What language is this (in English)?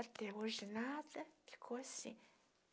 Portuguese